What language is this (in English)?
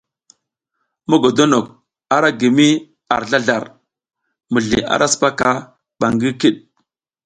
South Giziga